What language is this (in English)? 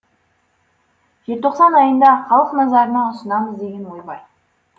Kazakh